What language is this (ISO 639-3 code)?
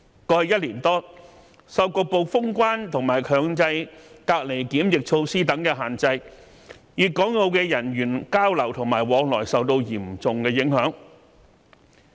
yue